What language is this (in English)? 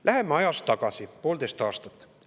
Estonian